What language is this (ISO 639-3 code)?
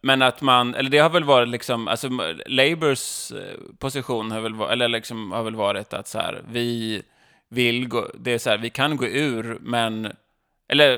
swe